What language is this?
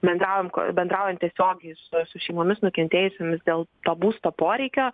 Lithuanian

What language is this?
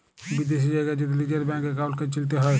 Bangla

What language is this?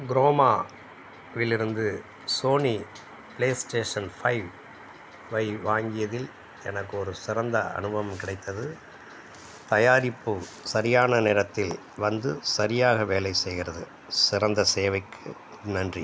Tamil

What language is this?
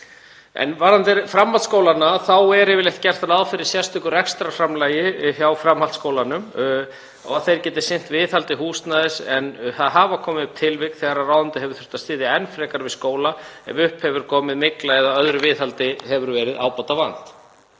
Icelandic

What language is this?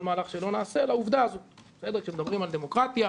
Hebrew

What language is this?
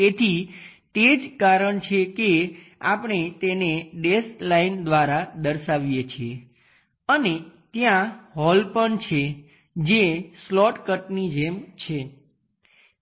Gujarati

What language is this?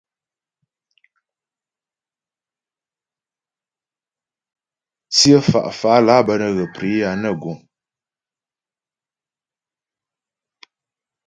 Ghomala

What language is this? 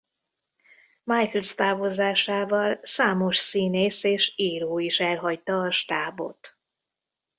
Hungarian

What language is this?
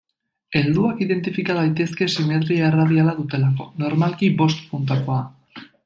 Basque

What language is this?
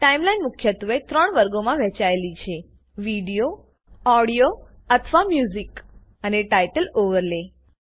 Gujarati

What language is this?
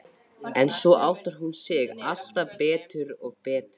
Icelandic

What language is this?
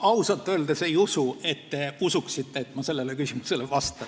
Estonian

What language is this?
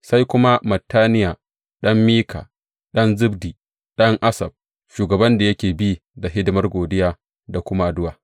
Hausa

